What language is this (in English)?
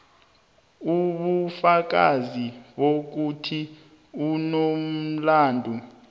South Ndebele